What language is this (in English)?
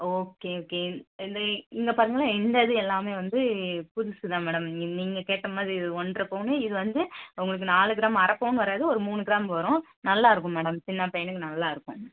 Tamil